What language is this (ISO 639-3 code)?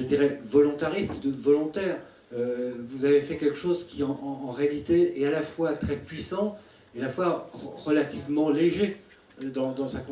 fra